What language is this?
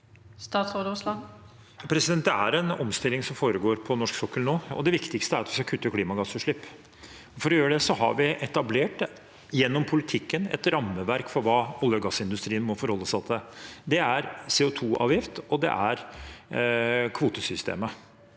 Norwegian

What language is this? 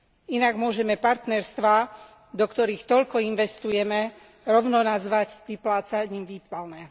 Slovak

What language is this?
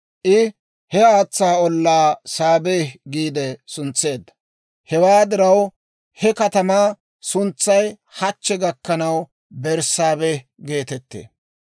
Dawro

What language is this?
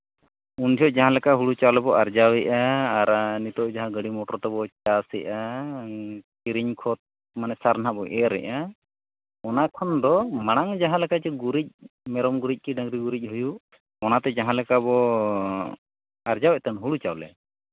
Santali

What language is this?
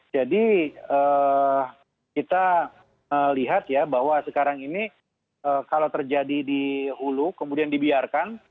Indonesian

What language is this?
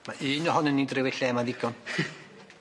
Welsh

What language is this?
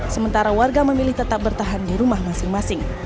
Indonesian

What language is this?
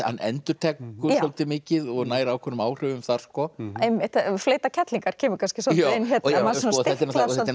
Icelandic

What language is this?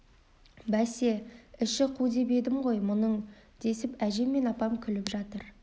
Kazakh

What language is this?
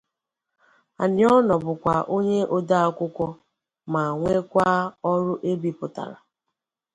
Igbo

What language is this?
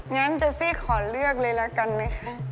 Thai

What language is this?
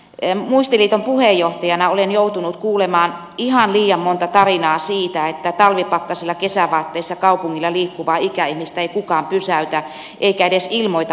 Finnish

